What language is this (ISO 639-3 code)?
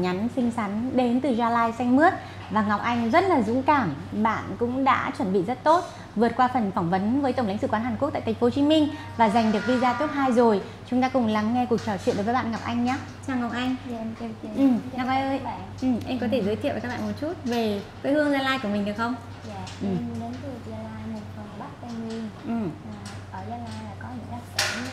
vie